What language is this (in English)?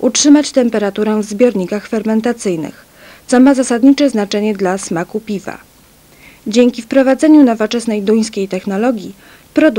Polish